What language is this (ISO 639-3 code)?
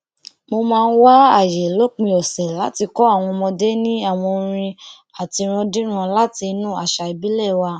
yor